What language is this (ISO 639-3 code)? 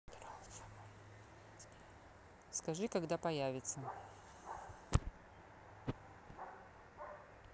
rus